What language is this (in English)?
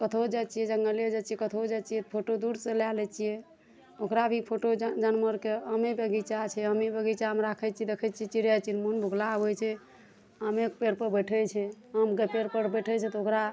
Maithili